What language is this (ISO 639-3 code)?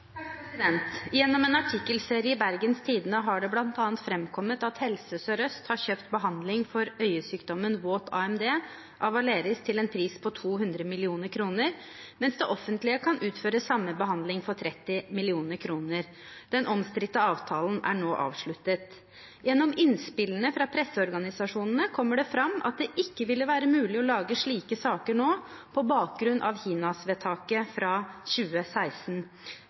nob